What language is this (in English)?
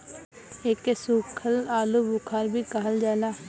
Bhojpuri